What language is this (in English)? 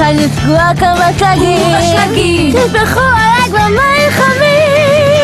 Hebrew